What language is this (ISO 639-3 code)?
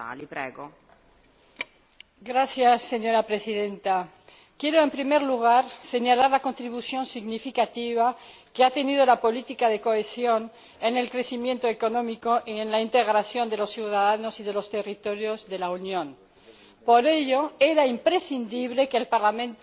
spa